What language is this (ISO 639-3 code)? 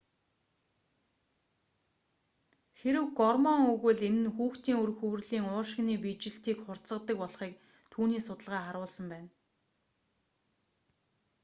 mon